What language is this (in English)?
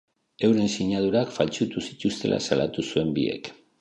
Basque